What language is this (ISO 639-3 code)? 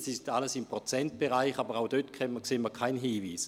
gsw